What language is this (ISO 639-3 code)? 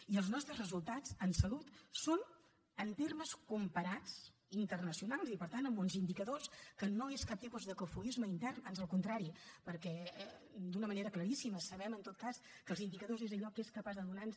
cat